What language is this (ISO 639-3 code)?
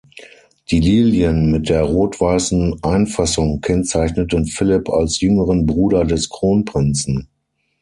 deu